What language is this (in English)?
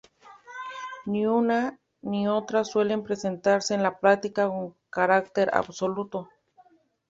Spanish